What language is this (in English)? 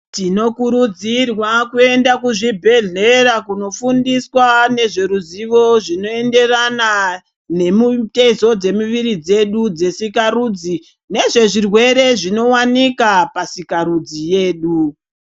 Ndau